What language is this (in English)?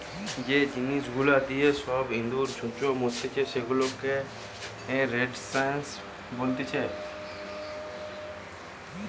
Bangla